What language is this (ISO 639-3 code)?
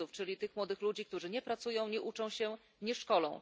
pol